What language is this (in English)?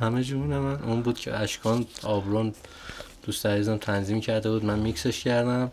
Persian